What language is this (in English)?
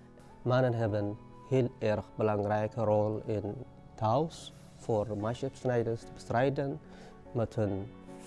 Dutch